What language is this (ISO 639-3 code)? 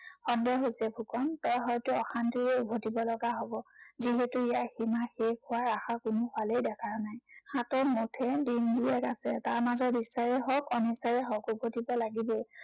asm